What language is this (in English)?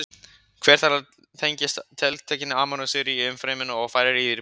Icelandic